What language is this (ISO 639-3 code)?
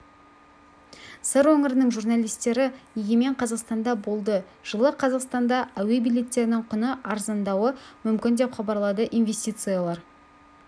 kaz